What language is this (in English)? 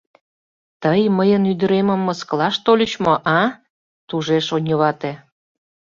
Mari